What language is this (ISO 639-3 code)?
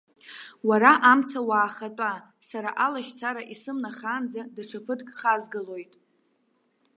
abk